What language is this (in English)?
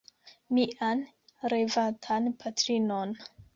Esperanto